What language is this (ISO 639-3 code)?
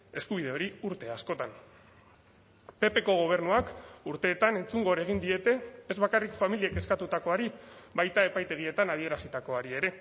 eus